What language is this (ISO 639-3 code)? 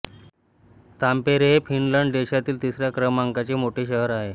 mar